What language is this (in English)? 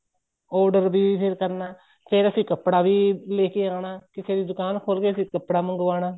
Punjabi